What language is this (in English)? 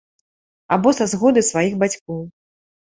Belarusian